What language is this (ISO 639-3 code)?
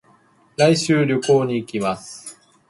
jpn